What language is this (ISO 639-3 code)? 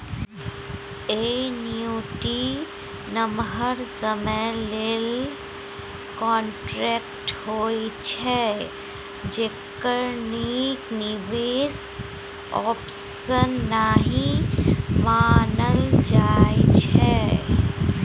mai